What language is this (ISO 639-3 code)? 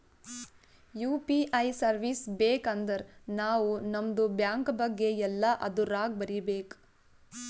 kan